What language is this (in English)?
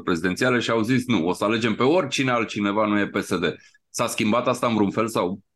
Romanian